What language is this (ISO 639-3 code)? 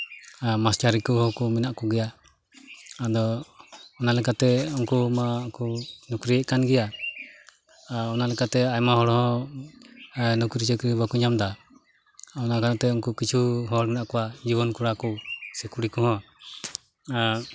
sat